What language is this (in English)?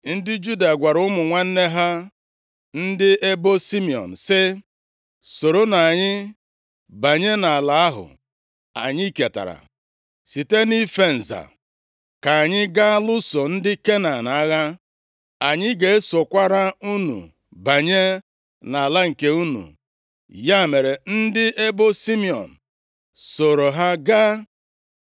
Igbo